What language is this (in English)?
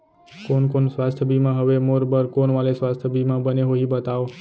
Chhattisgarhi